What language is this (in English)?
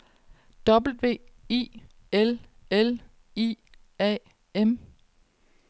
Danish